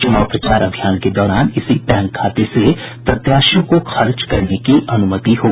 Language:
Hindi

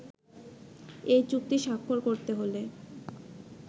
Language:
Bangla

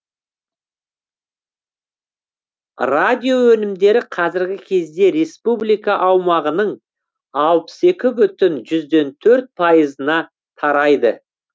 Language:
Kazakh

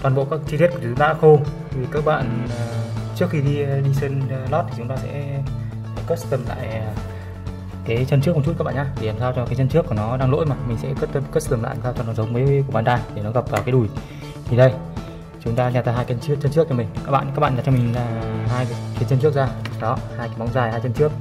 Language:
Vietnamese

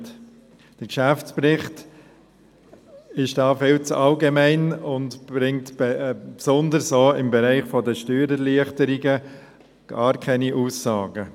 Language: Swiss German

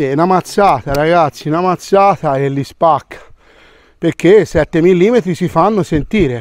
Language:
Italian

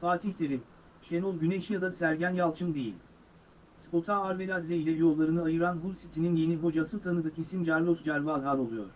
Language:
Turkish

